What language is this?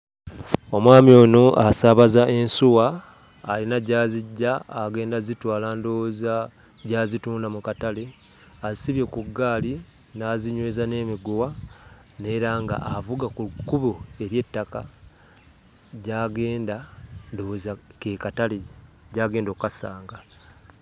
Ganda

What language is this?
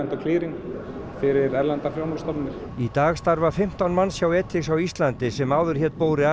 Icelandic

